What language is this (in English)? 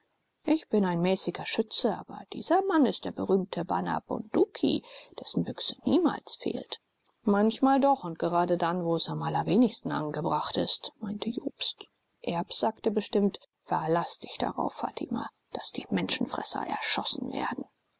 German